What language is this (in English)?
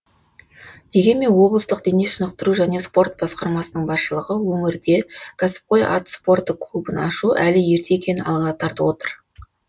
Kazakh